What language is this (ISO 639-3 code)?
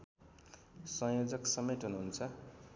nep